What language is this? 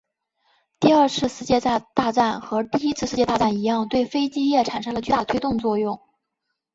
Chinese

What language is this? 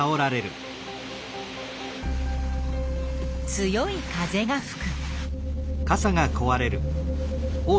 Japanese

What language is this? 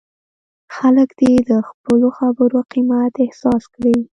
Pashto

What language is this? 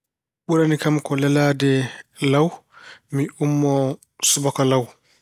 Fula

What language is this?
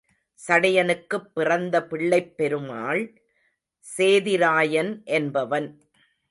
Tamil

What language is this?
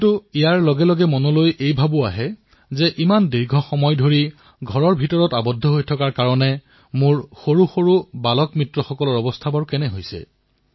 Assamese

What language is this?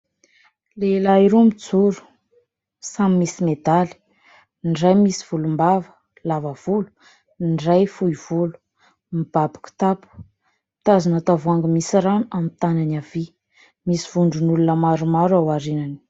Malagasy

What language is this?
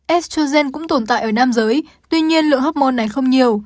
Vietnamese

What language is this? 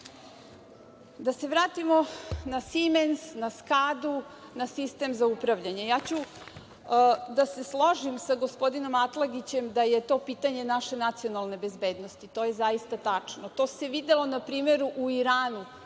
Serbian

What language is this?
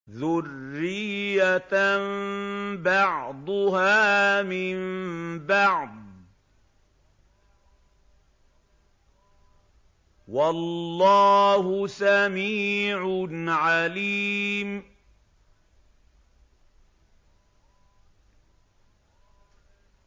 Arabic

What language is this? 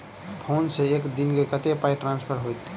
Maithili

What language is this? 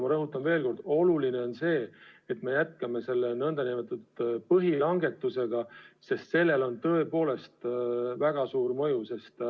Estonian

